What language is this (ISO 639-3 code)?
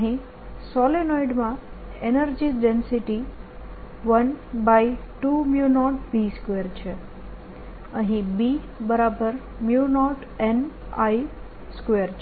guj